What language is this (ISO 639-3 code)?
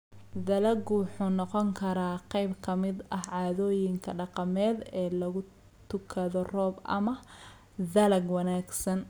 som